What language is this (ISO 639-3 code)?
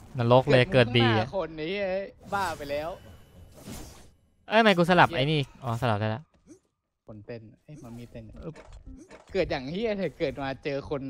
tha